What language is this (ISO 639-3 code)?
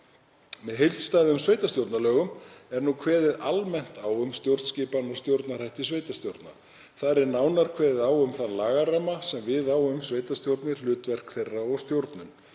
isl